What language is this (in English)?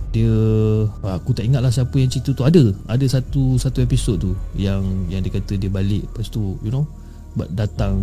Malay